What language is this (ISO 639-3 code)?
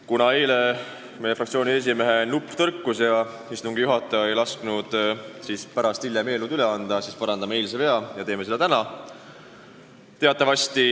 est